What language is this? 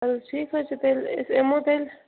Kashmiri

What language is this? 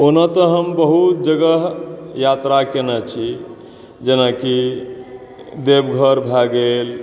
Maithili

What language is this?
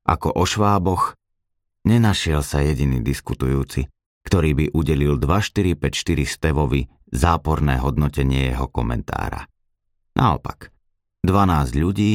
Slovak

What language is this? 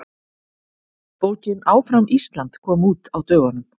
Icelandic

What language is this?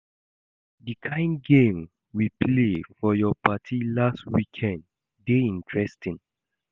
Nigerian Pidgin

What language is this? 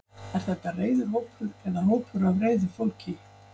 Icelandic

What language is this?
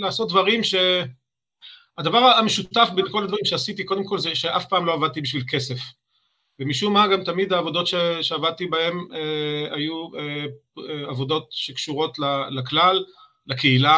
Hebrew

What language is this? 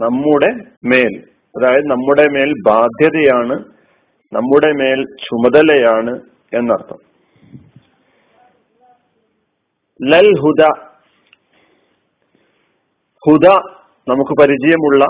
Malayalam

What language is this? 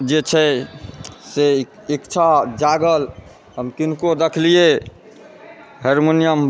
Maithili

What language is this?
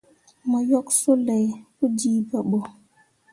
Mundang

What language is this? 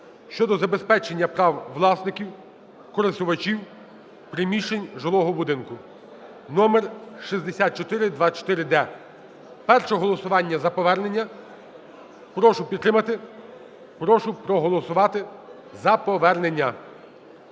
Ukrainian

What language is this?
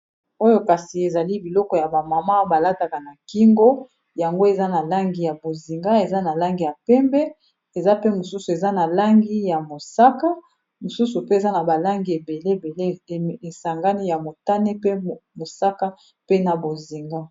Lingala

